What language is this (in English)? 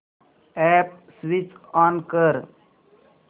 Marathi